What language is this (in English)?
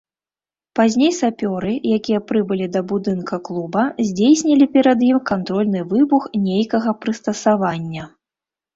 Belarusian